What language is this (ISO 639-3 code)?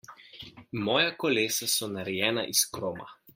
slv